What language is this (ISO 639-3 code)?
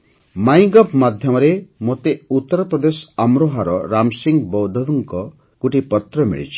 ori